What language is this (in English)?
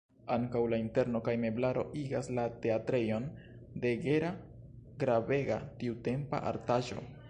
Esperanto